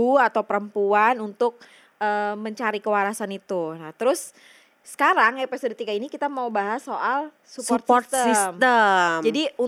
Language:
Indonesian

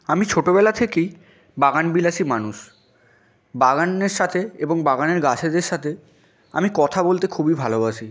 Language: Bangla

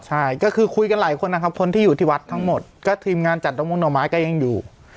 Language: Thai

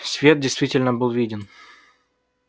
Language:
Russian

